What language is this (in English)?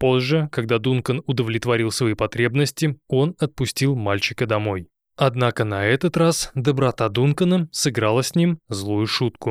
Russian